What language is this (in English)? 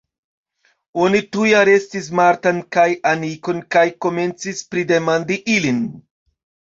Esperanto